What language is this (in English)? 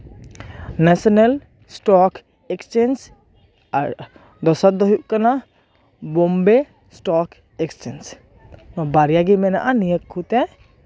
Santali